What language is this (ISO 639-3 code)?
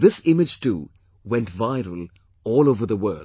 eng